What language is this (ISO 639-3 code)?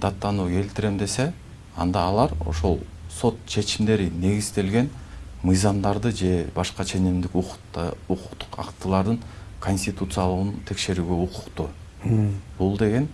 tur